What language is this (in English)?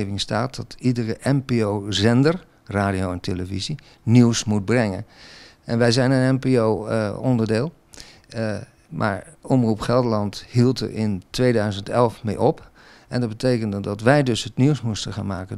Dutch